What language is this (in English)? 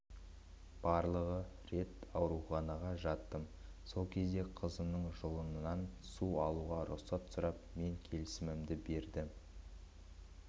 Kazakh